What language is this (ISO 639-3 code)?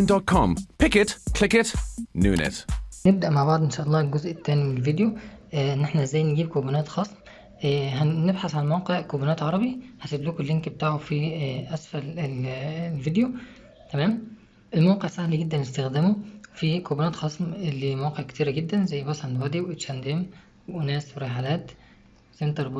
ara